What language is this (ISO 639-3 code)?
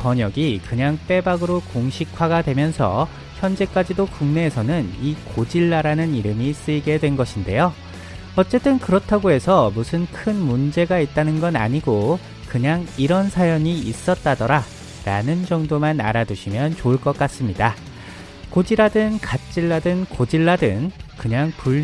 kor